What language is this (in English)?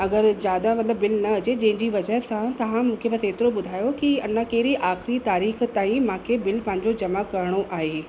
Sindhi